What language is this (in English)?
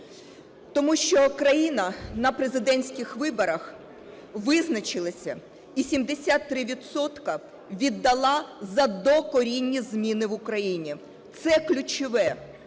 Ukrainian